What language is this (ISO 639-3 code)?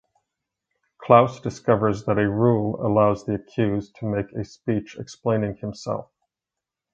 eng